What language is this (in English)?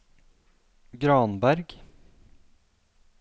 Norwegian